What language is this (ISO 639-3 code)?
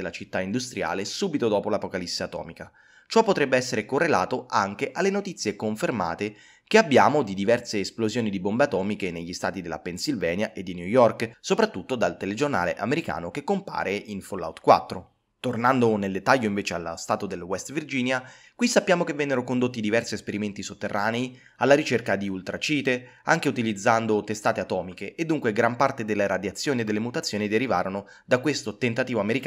ita